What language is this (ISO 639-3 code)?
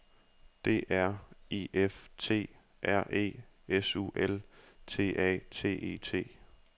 dan